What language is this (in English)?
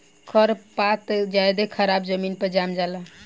Bhojpuri